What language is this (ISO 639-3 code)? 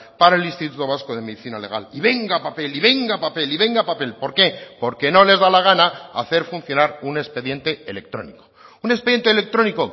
spa